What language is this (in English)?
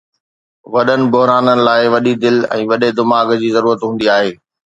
Sindhi